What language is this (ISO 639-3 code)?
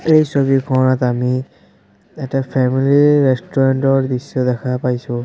asm